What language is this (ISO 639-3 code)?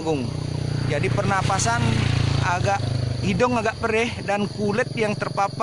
ind